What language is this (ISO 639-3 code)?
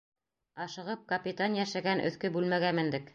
bak